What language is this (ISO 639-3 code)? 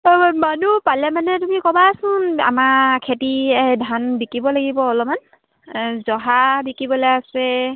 asm